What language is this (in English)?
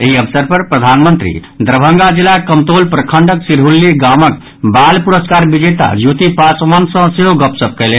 Maithili